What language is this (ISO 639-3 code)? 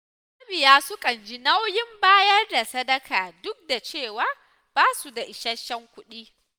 hau